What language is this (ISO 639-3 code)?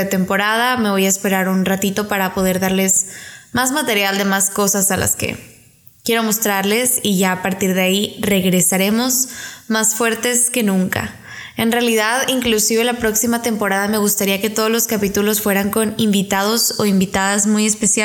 spa